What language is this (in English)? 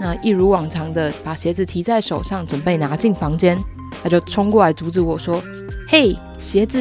Chinese